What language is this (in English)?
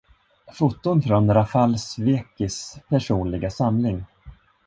Swedish